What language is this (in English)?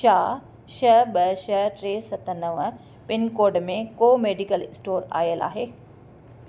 Sindhi